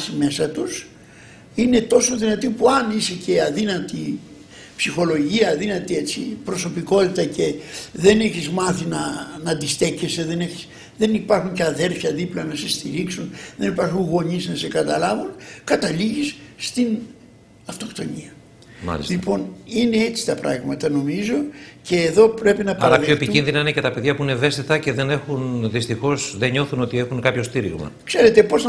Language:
Greek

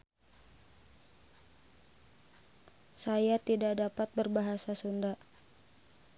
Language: Sundanese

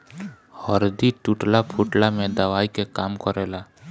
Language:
Bhojpuri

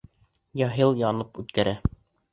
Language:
Bashkir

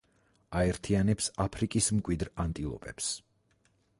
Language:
Georgian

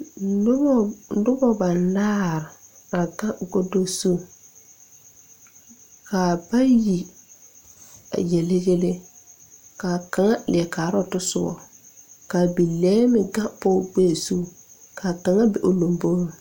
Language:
Southern Dagaare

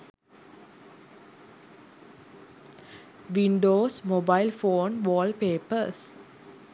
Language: Sinhala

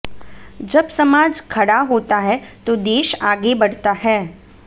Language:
Hindi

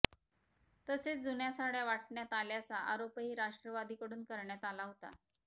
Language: Marathi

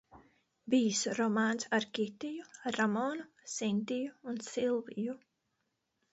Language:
Latvian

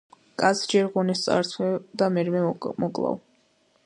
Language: Georgian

